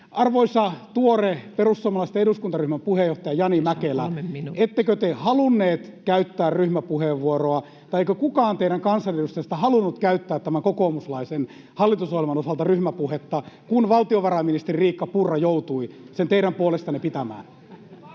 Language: Finnish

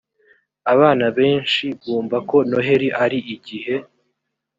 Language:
Kinyarwanda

